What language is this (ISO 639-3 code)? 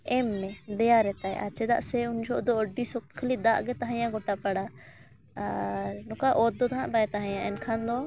sat